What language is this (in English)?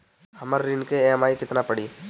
Bhojpuri